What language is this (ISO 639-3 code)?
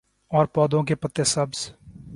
urd